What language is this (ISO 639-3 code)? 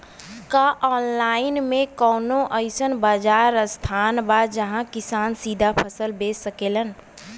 bho